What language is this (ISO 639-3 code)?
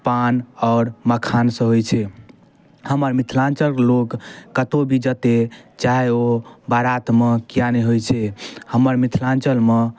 mai